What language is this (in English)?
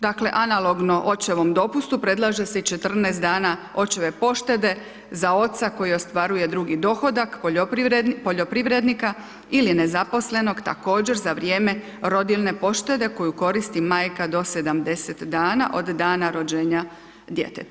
Croatian